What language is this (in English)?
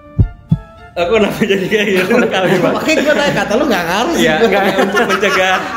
Indonesian